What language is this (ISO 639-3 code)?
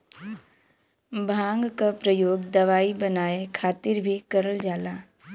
bho